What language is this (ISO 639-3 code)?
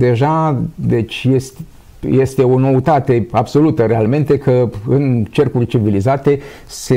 ron